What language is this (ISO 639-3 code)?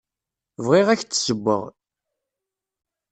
kab